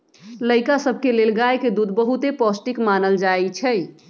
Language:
Magahi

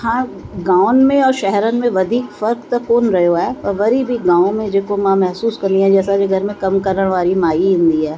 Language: Sindhi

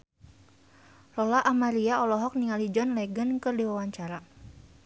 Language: Sundanese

